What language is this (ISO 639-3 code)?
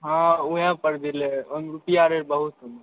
mai